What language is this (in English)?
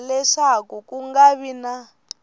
Tsonga